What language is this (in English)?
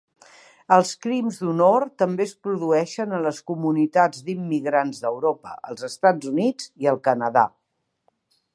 Catalan